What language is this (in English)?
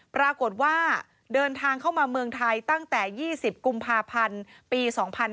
Thai